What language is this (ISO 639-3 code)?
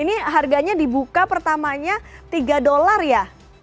ind